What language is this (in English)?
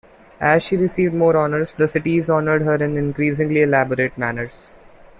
English